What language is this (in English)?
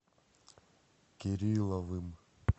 Russian